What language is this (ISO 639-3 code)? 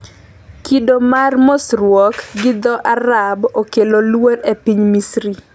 luo